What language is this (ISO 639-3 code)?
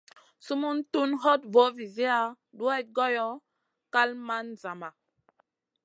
mcn